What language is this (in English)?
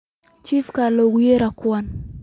Somali